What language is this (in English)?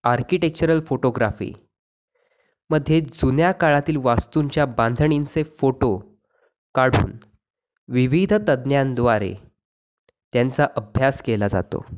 Marathi